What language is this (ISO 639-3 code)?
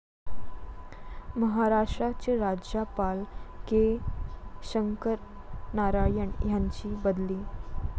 mar